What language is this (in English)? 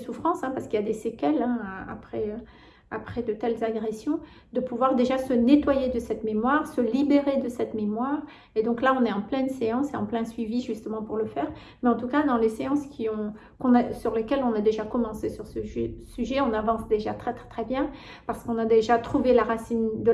French